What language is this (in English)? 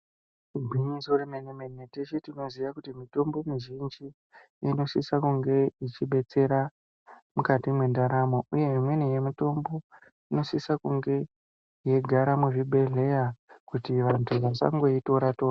Ndau